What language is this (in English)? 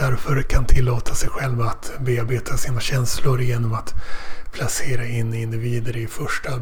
Swedish